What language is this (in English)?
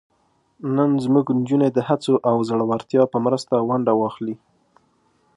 Pashto